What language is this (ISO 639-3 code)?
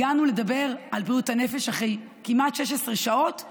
heb